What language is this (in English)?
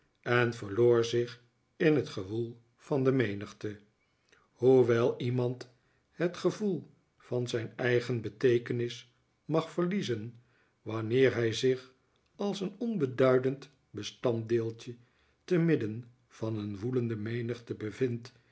Dutch